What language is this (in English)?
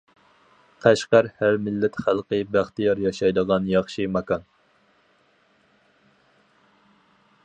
Uyghur